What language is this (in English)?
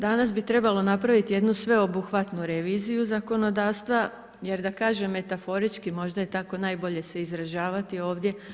Croatian